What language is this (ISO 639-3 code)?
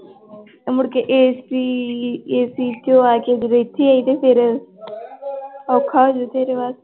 pan